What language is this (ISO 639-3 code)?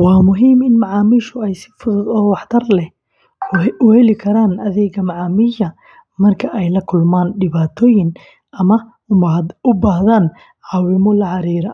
som